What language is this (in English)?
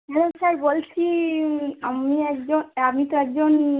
Bangla